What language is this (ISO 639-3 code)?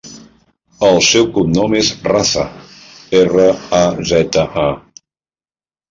cat